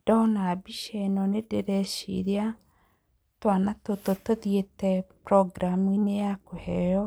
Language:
Kikuyu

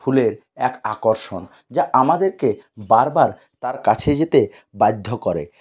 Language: Bangla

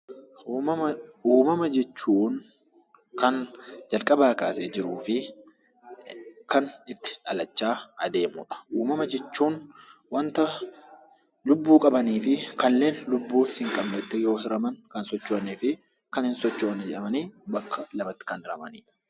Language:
Oromo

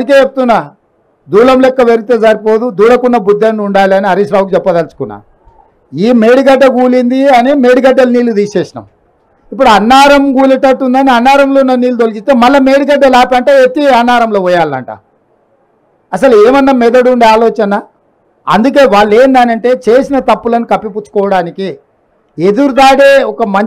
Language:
Telugu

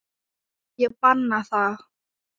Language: Icelandic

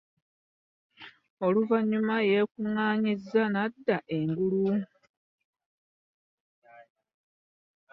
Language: Ganda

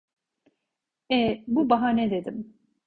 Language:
Turkish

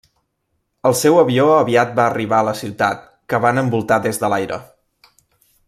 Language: Catalan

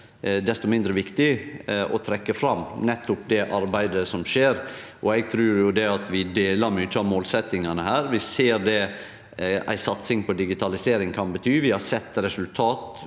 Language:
Norwegian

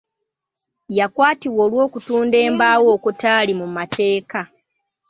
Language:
Ganda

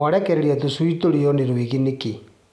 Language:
Kikuyu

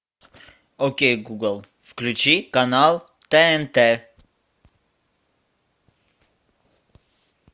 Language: Russian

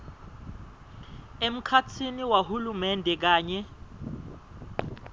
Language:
Swati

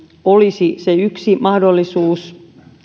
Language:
Finnish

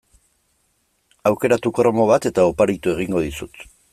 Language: Basque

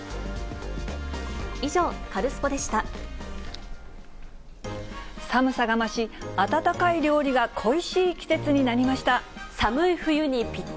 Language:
Japanese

